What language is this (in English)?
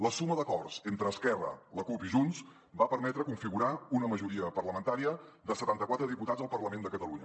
Catalan